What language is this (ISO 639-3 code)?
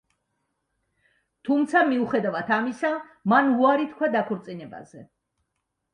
kat